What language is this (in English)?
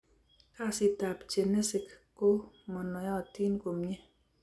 Kalenjin